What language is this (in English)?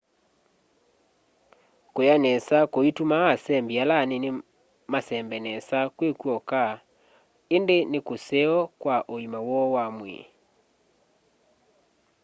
Kamba